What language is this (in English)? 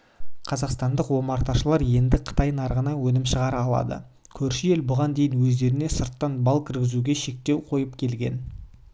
Kazakh